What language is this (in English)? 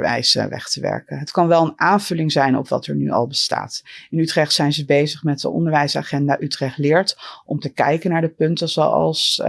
Dutch